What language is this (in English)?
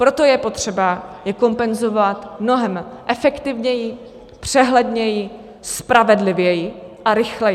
Czech